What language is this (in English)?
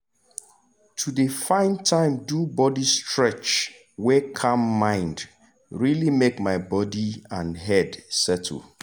Nigerian Pidgin